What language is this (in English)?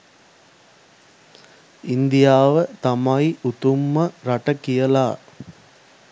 Sinhala